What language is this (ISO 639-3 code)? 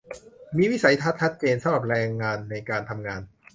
tha